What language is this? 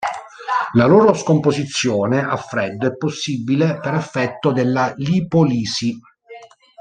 Italian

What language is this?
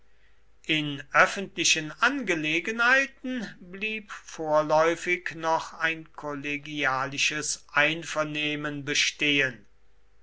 German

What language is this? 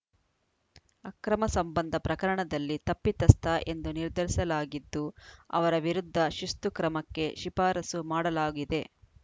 Kannada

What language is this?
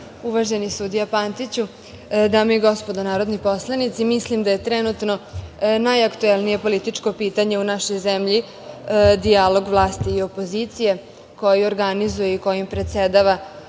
Serbian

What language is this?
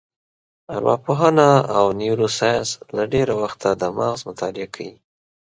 Pashto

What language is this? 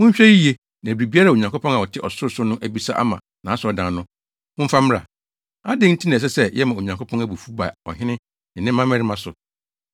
Akan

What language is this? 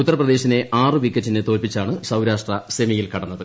Malayalam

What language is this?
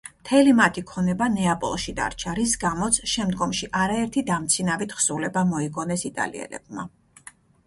Georgian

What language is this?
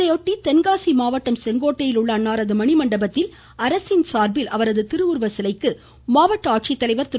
Tamil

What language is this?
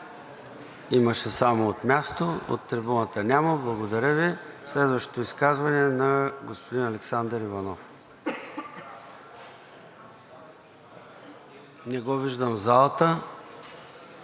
Bulgarian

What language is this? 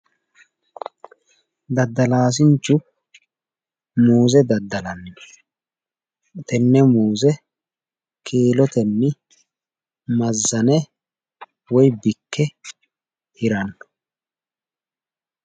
Sidamo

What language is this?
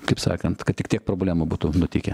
Lithuanian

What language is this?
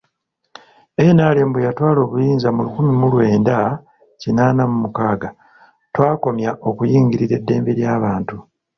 Ganda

